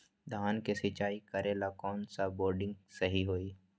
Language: Magahi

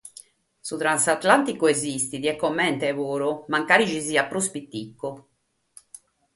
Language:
Sardinian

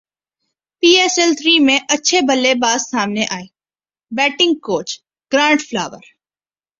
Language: Urdu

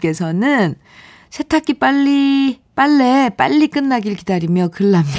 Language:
Korean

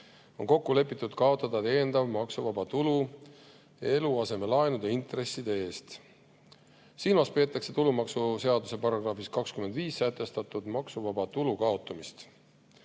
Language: Estonian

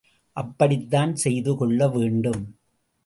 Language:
Tamil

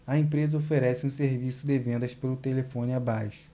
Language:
Portuguese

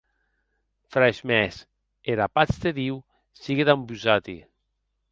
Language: Occitan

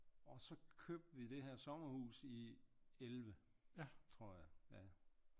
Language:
Danish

